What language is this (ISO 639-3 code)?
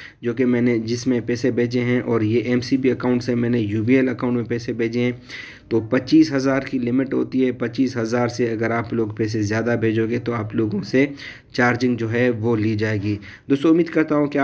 nld